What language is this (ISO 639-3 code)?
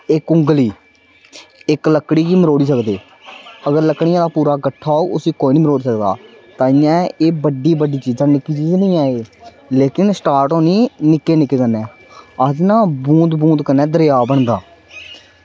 doi